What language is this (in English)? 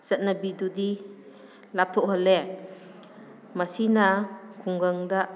Manipuri